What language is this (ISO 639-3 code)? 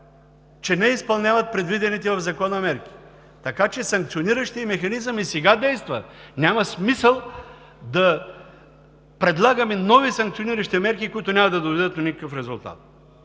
bul